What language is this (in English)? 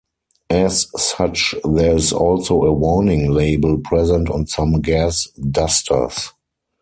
English